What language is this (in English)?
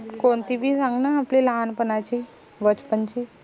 Marathi